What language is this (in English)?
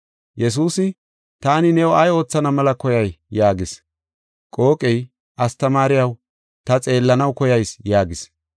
Gofa